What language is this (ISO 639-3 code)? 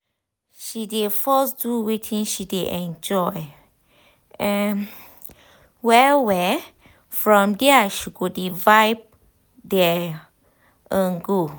pcm